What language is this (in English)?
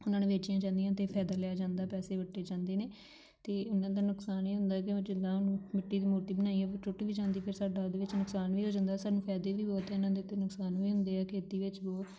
Punjabi